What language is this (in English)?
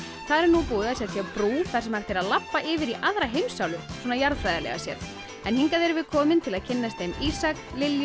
Icelandic